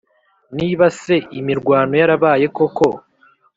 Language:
Kinyarwanda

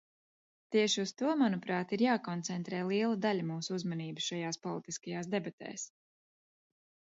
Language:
Latvian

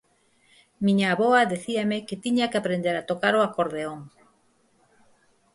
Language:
Galician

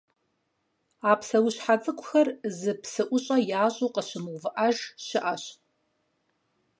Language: Kabardian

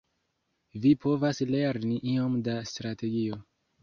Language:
Esperanto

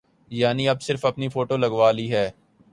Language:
Urdu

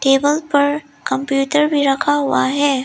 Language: Hindi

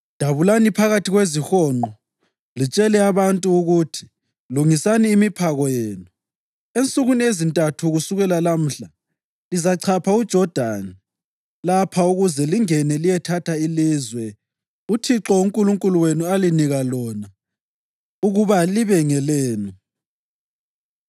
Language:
North Ndebele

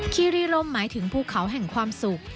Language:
Thai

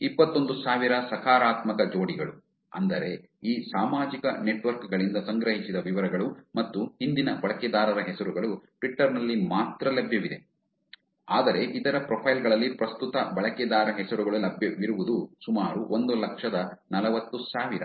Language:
Kannada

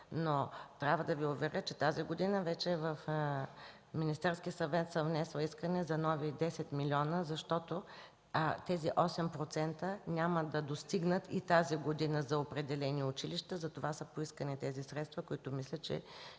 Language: Bulgarian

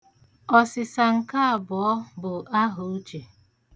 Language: Igbo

